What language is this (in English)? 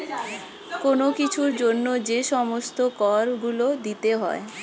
Bangla